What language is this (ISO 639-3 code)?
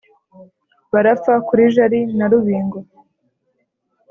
kin